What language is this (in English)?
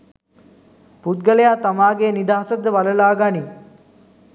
Sinhala